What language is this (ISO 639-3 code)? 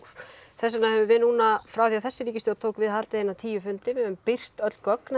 isl